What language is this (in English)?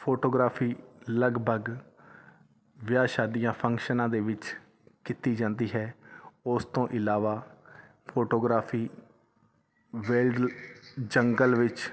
Punjabi